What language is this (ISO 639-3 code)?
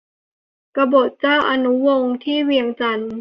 tha